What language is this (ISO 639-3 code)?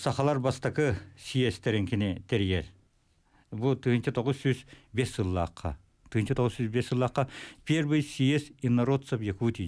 tur